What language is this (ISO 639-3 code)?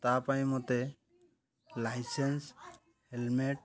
ori